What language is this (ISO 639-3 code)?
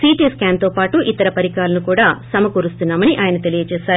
tel